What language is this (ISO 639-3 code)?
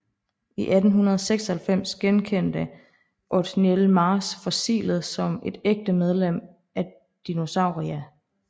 dan